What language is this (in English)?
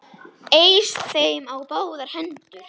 Icelandic